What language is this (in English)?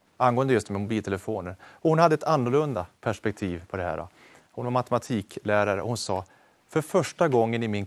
Swedish